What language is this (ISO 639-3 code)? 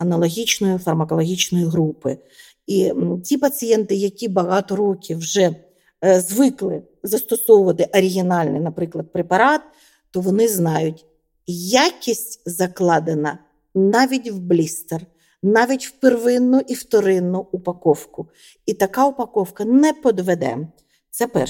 ukr